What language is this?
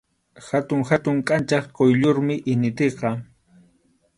Arequipa-La Unión Quechua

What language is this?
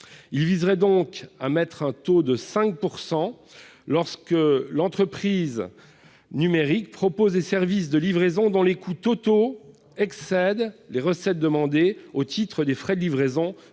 French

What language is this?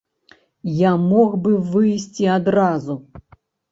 Belarusian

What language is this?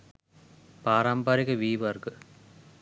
Sinhala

